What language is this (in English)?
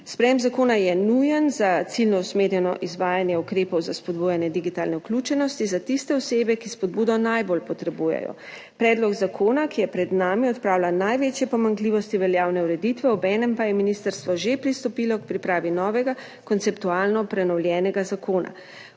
Slovenian